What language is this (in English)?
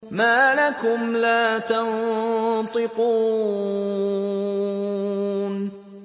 Arabic